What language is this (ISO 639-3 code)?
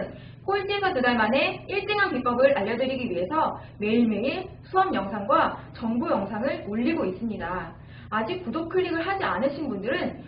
kor